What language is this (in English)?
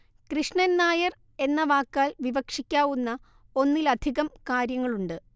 Malayalam